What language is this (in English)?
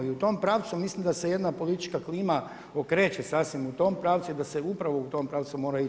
Croatian